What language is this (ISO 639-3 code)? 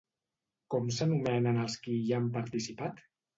cat